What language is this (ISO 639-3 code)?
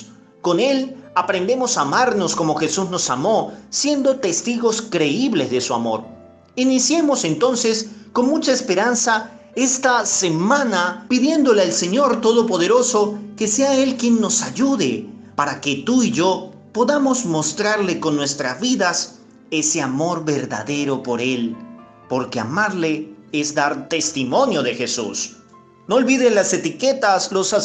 spa